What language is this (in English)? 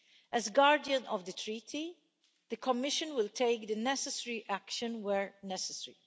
English